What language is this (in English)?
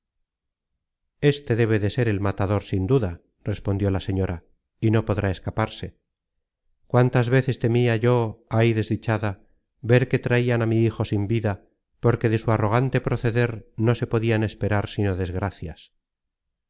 Spanish